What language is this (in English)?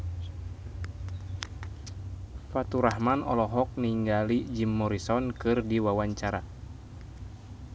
Sundanese